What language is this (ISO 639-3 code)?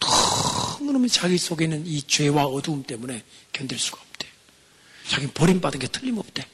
kor